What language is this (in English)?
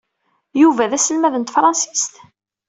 Kabyle